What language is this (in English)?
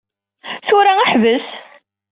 Kabyle